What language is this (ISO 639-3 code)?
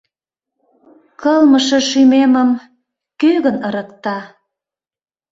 chm